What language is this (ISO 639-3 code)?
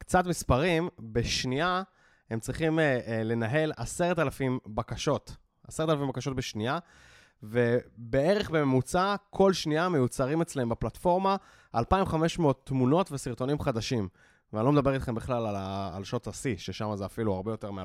heb